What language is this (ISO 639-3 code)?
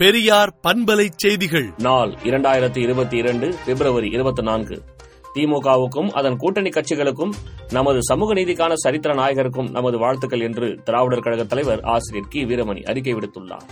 tam